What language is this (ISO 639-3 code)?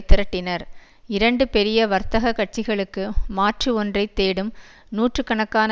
tam